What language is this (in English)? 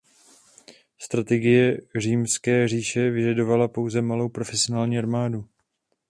Czech